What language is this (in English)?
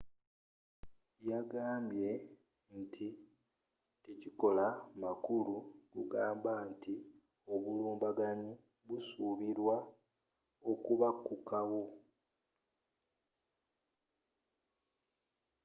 Ganda